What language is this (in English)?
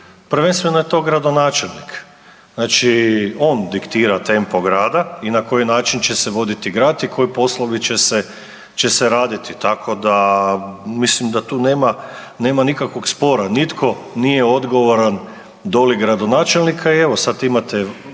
Croatian